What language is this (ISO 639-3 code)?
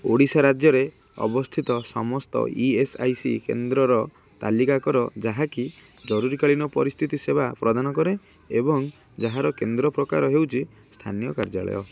ori